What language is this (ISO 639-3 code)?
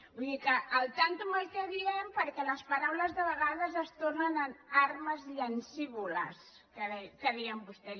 cat